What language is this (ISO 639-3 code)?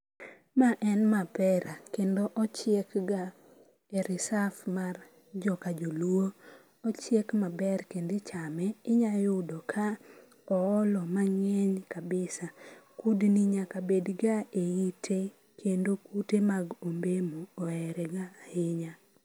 luo